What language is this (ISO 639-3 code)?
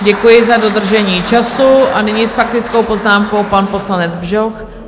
ces